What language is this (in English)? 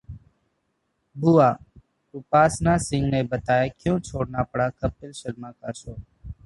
Hindi